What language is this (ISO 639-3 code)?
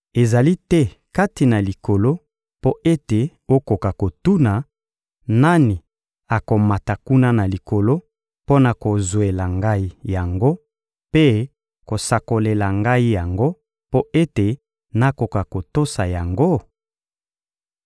lin